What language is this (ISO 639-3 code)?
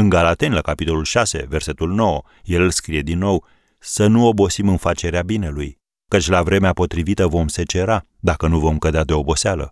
ron